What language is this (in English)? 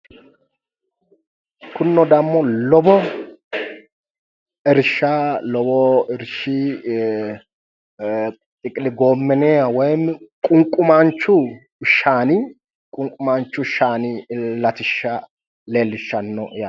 Sidamo